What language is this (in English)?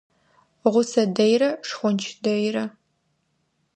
Adyghe